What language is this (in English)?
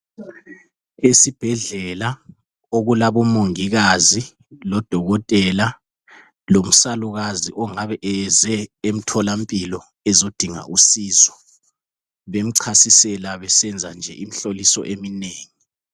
North Ndebele